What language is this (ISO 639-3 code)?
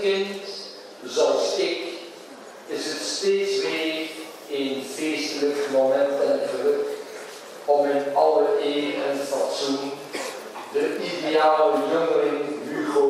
nld